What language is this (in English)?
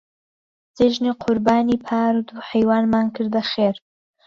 Central Kurdish